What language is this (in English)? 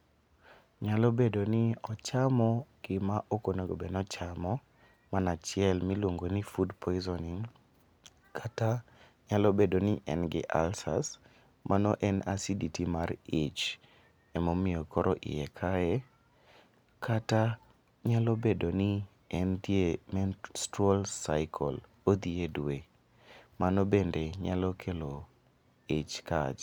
Luo (Kenya and Tanzania)